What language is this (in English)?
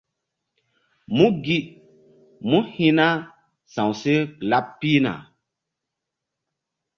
Mbum